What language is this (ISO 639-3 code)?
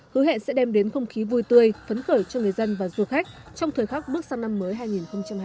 vie